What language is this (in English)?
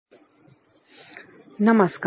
Marathi